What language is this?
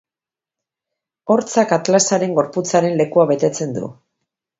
Basque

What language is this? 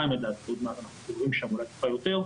Hebrew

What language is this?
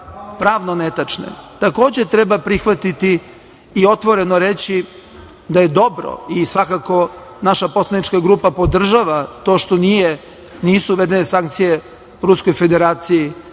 Serbian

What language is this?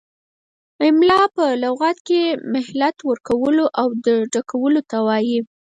Pashto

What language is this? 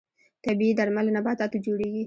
Pashto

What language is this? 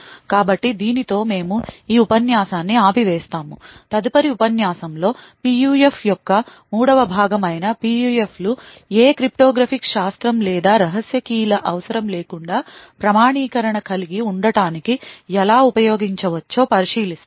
Telugu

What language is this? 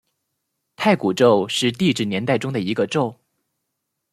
Chinese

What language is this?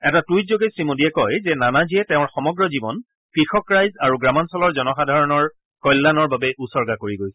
Assamese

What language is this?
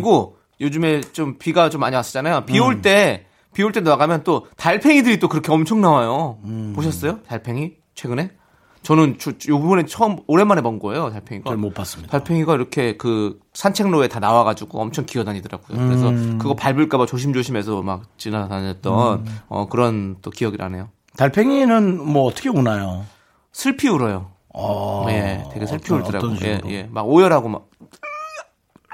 Korean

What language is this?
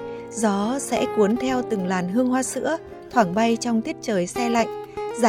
Vietnamese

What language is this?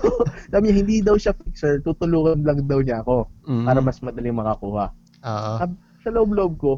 Filipino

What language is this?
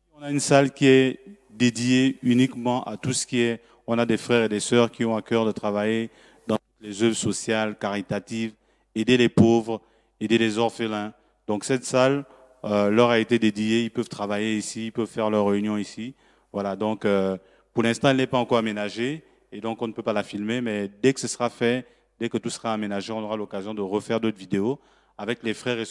French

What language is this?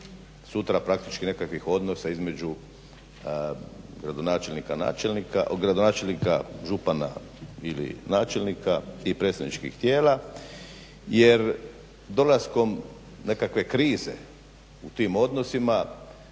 Croatian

